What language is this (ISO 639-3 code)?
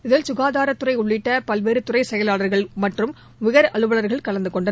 tam